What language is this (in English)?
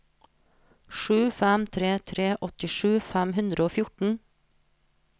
Norwegian